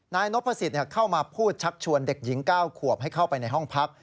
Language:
Thai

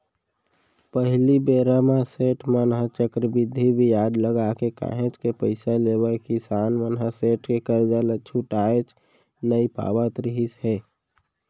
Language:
Chhattisgarhi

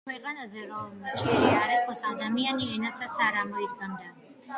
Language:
Georgian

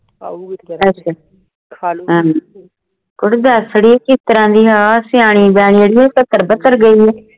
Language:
Punjabi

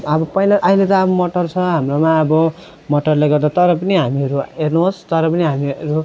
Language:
Nepali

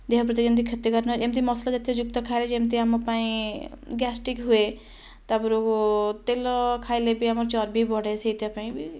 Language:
Odia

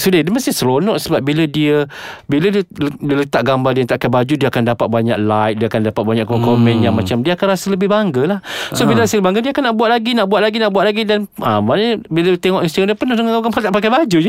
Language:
Malay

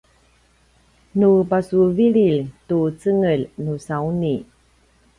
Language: Paiwan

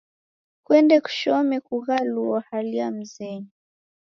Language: Taita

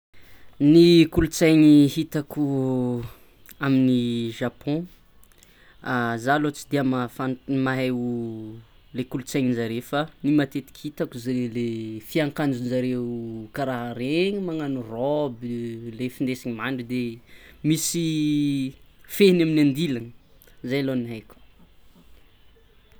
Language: Tsimihety Malagasy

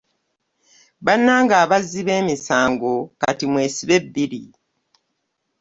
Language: Ganda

